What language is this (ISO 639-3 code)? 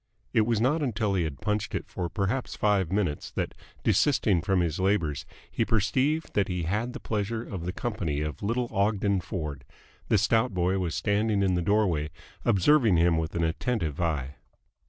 eng